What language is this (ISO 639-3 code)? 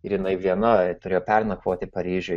lit